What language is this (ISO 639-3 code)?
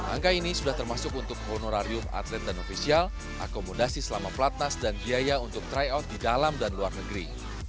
ind